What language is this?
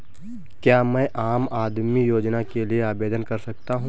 Hindi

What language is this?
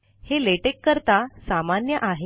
Marathi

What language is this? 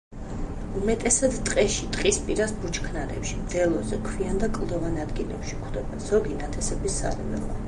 Georgian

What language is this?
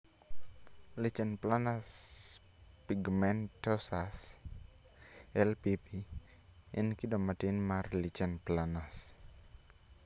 Luo (Kenya and Tanzania)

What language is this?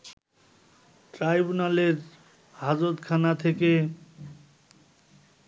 Bangla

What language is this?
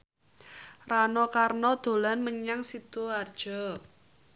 Javanese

